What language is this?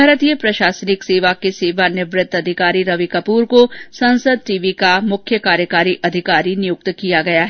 Hindi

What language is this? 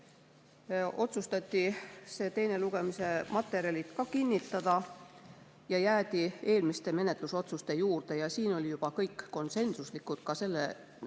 Estonian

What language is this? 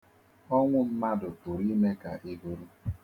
Igbo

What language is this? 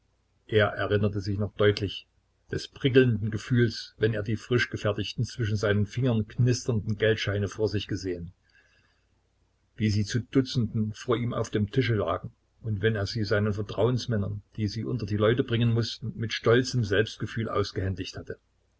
German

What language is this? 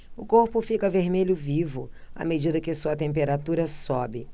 Portuguese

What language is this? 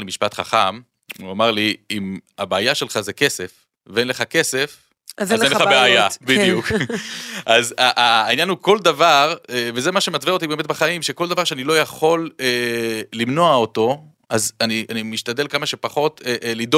Hebrew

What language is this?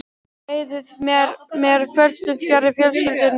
Icelandic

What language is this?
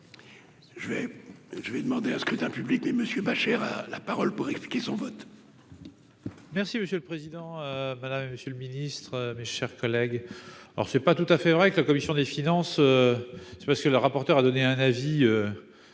French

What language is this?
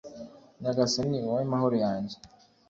Kinyarwanda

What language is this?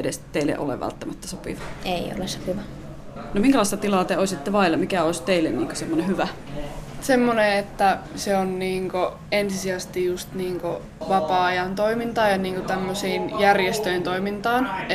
Finnish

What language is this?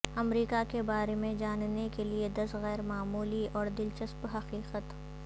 Urdu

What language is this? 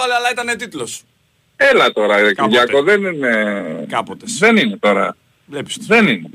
Greek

